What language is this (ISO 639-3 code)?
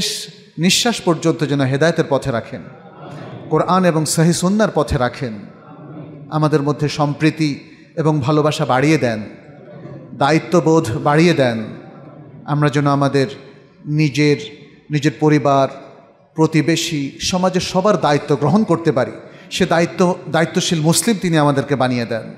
ara